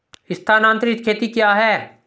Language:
Hindi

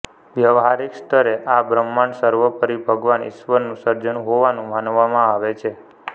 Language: Gujarati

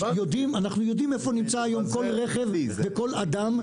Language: Hebrew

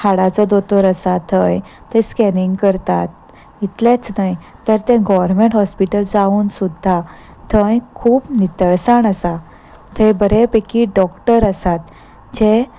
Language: Konkani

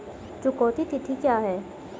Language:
Hindi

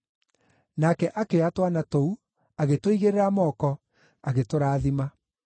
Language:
Kikuyu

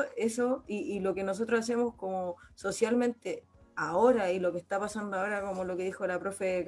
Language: Spanish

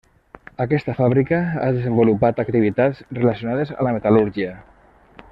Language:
Catalan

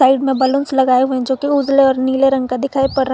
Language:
Hindi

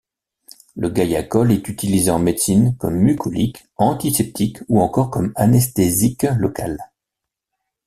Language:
French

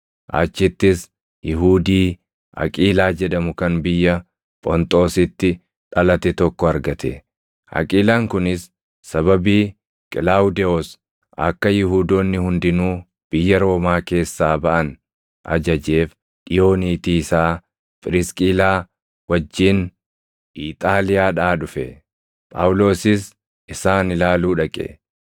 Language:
Oromo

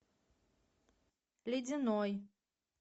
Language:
Russian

